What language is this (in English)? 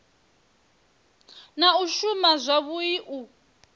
Venda